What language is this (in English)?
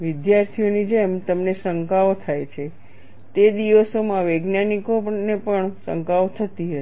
Gujarati